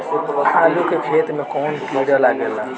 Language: Bhojpuri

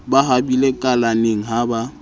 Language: Southern Sotho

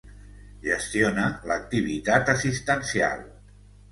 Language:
Catalan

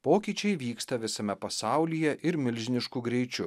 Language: Lithuanian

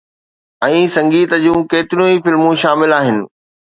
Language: Sindhi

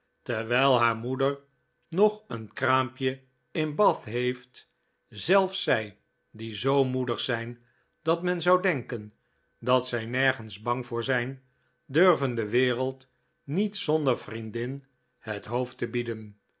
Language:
Dutch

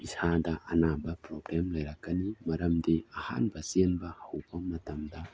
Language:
Manipuri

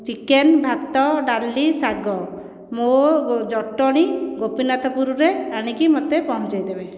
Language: Odia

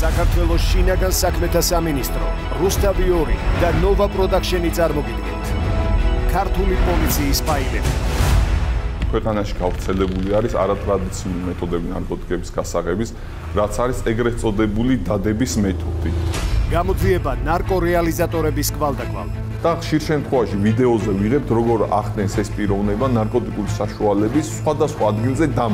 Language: Russian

